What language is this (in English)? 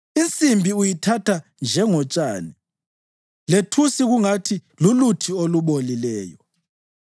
North Ndebele